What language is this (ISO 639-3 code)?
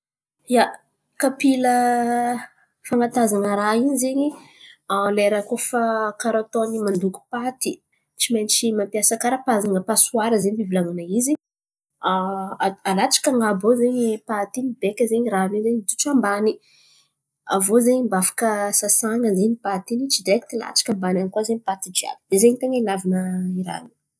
xmv